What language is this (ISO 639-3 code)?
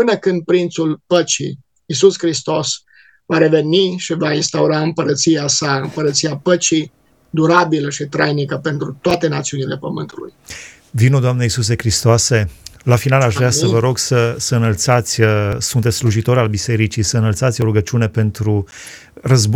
ron